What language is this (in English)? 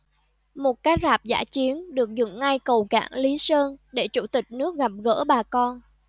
Vietnamese